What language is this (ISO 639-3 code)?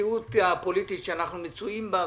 heb